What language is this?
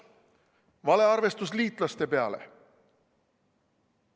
Estonian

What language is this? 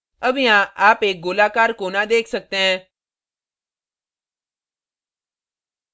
Hindi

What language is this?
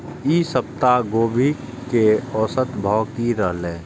Maithili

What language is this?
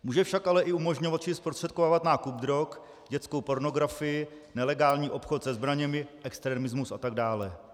Czech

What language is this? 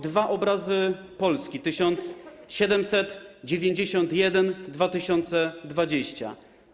Polish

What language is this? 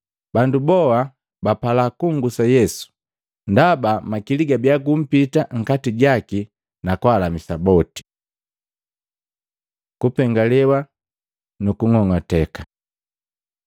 Matengo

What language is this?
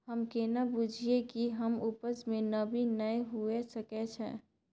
Maithili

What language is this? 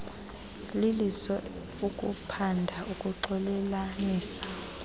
Xhosa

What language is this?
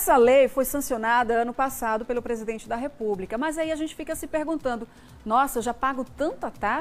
Portuguese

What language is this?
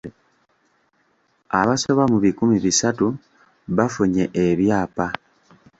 Ganda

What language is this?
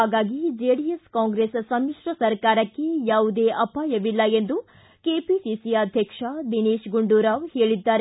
Kannada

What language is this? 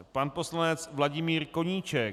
Czech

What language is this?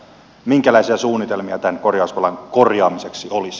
Finnish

